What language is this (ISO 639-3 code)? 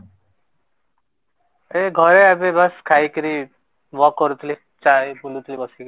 ori